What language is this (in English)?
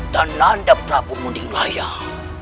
Indonesian